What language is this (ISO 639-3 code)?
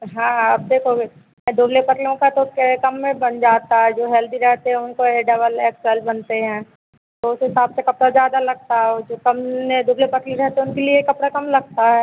hin